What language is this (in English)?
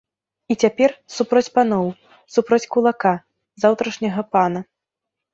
Belarusian